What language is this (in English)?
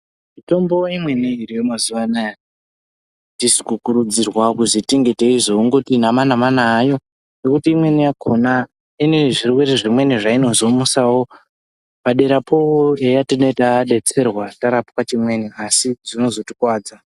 Ndau